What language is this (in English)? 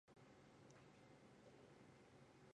Chinese